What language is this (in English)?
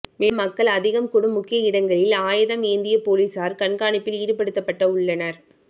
Tamil